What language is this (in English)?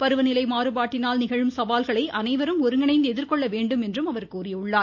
Tamil